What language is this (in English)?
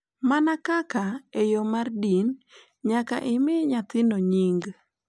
Luo (Kenya and Tanzania)